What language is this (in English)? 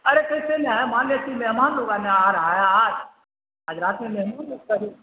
Urdu